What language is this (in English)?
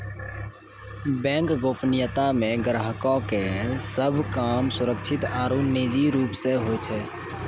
Maithili